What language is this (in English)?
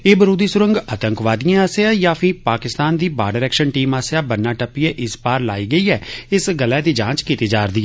Dogri